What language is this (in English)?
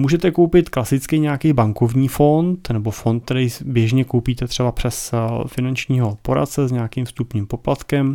Czech